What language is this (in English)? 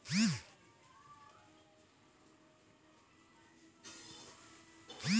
Maithili